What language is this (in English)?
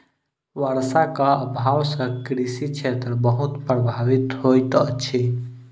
Maithili